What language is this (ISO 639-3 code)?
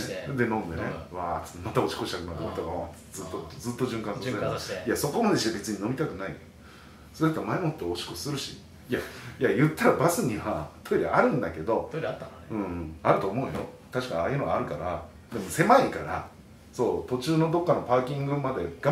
jpn